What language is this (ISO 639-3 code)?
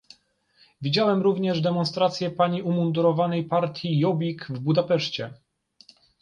pol